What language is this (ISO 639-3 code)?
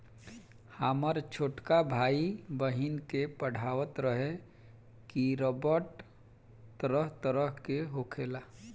bho